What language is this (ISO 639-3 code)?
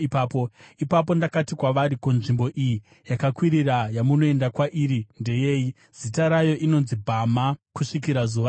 sna